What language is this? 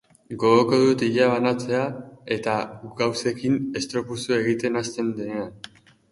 Basque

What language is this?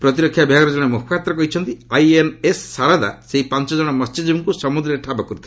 Odia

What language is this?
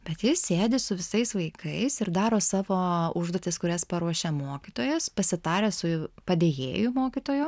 Lithuanian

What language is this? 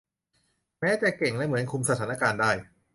Thai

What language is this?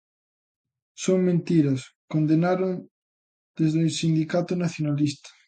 Galician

